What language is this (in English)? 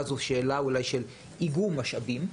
Hebrew